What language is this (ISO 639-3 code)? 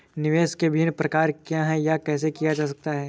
hin